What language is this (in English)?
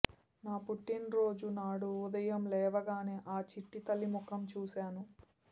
Telugu